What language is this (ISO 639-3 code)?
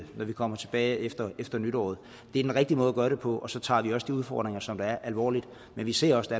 dan